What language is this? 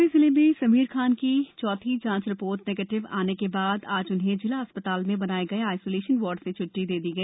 Hindi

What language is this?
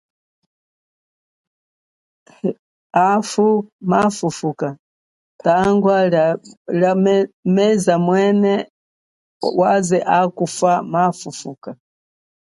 Chokwe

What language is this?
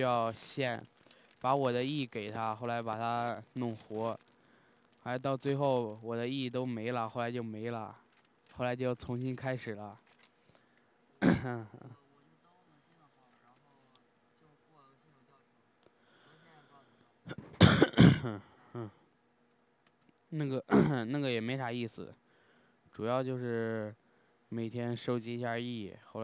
Chinese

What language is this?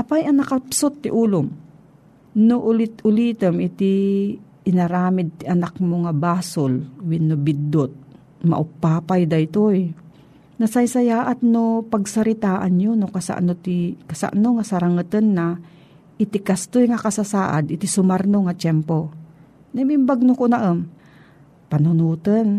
Filipino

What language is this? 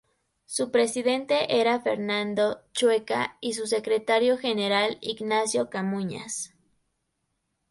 Spanish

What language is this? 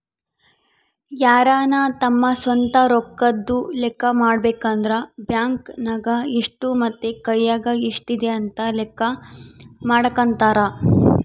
Kannada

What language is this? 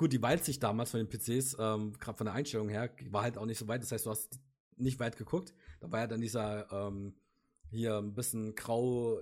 German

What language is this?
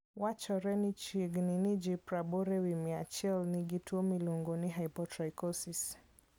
Luo (Kenya and Tanzania)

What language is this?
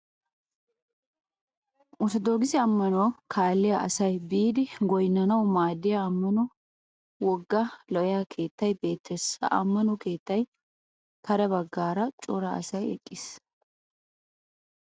Wolaytta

